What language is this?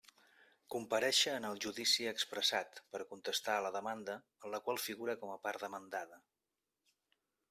Catalan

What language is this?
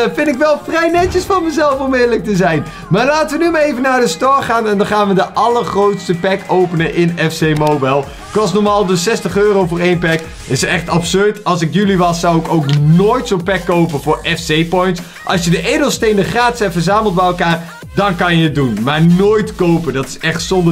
Dutch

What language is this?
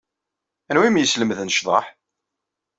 Kabyle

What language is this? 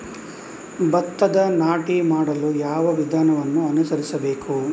Kannada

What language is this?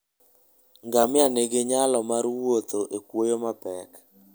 Luo (Kenya and Tanzania)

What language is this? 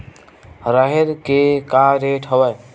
Chhattisgarhi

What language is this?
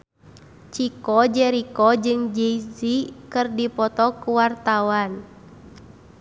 Sundanese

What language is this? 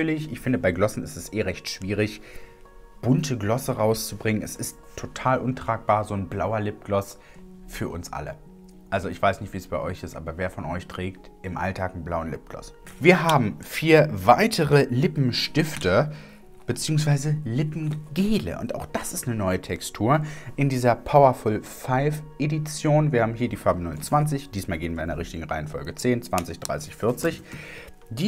German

